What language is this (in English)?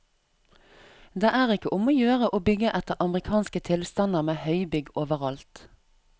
Norwegian